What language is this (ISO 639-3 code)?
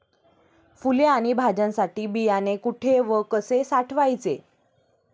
mar